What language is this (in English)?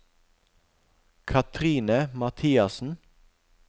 Norwegian